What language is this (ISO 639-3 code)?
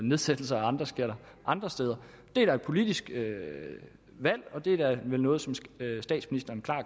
dan